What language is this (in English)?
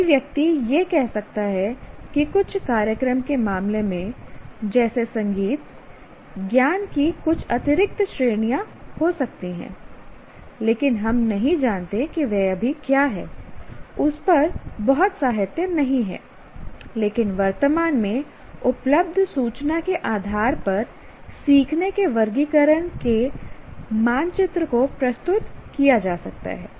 Hindi